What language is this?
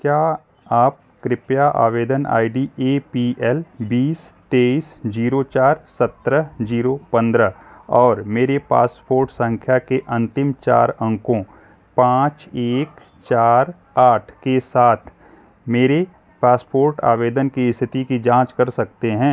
Hindi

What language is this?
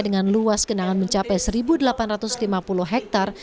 Indonesian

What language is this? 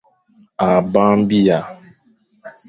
Fang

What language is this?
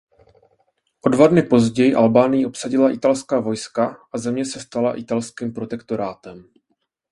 Czech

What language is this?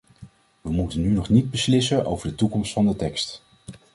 Dutch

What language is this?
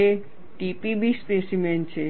Gujarati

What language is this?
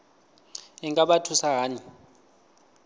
Venda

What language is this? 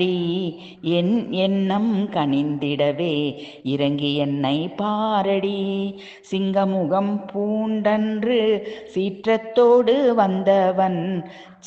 Thai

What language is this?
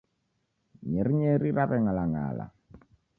Taita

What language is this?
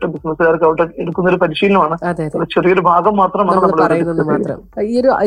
Malayalam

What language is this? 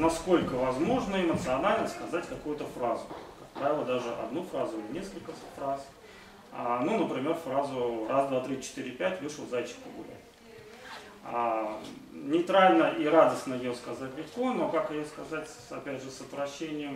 Russian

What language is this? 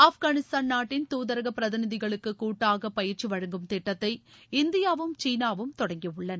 Tamil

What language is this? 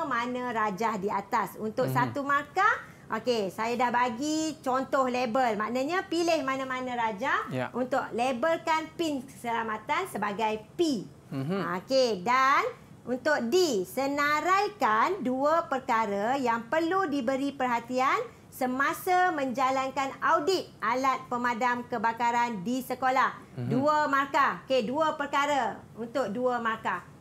Malay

